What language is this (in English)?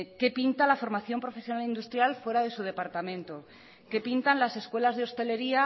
Spanish